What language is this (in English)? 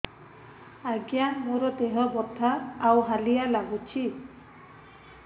Odia